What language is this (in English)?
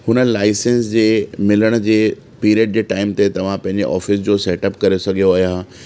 Sindhi